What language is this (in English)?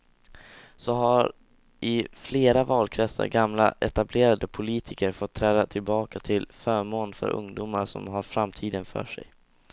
Swedish